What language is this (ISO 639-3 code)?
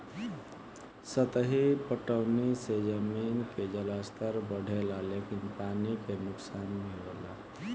bho